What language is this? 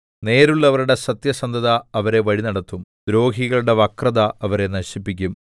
Malayalam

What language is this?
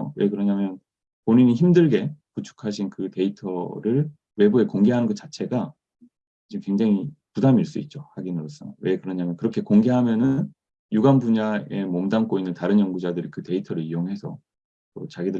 Korean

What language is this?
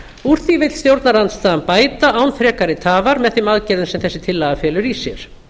Icelandic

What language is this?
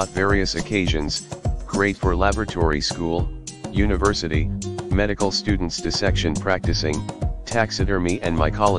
English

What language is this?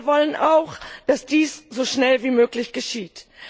German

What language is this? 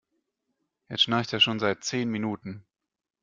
German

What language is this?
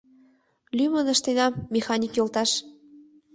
Mari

